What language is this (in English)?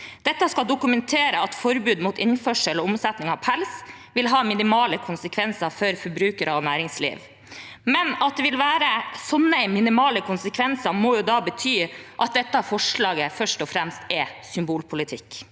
Norwegian